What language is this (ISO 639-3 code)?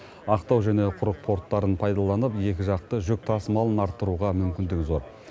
kaz